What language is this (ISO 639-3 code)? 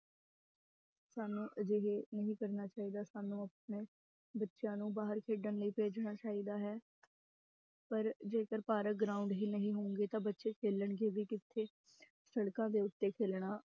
pan